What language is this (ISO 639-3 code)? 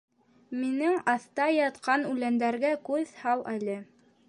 bak